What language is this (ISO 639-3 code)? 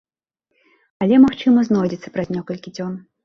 bel